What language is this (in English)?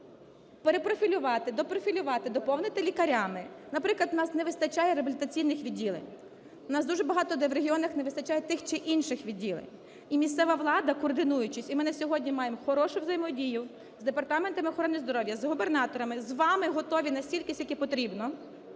Ukrainian